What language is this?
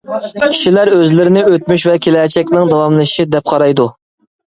Uyghur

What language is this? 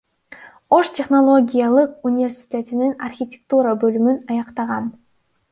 Kyrgyz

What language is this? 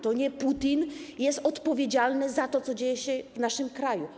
Polish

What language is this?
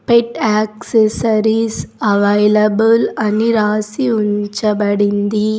Telugu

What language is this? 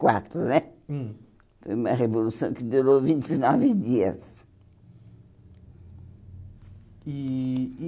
Portuguese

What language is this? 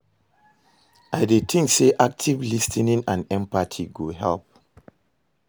Nigerian Pidgin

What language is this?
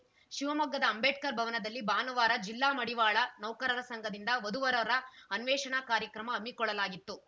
Kannada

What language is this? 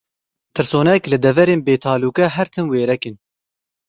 Kurdish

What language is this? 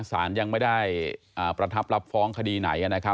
Thai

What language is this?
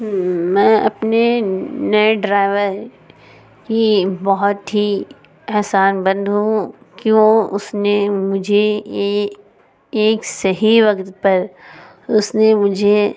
Urdu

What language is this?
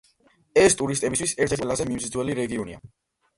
Georgian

